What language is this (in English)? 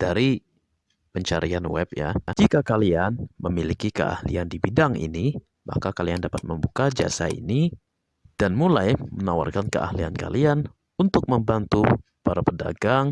Indonesian